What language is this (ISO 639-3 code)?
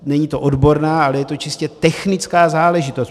ces